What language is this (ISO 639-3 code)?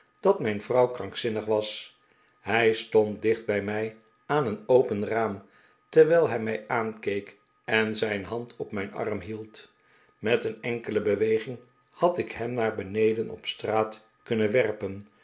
nld